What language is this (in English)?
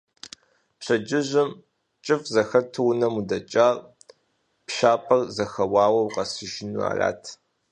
Kabardian